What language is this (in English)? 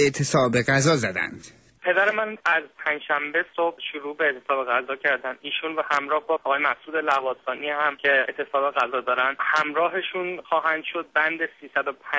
Persian